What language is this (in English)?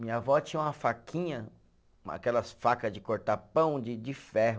Portuguese